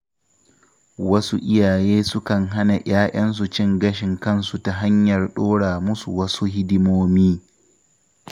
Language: Hausa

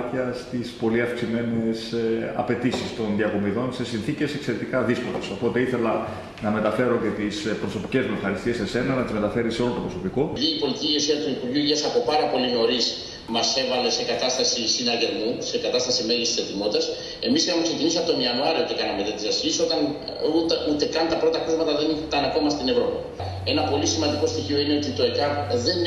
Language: Greek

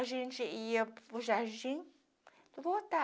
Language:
Portuguese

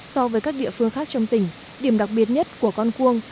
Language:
Vietnamese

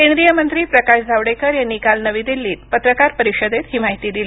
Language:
Marathi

